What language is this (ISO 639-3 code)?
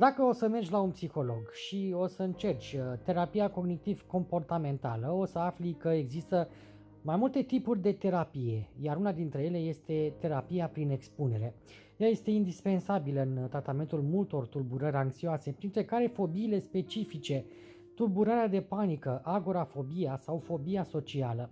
ron